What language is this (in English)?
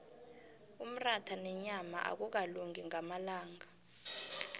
South Ndebele